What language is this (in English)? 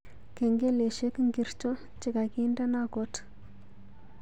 Kalenjin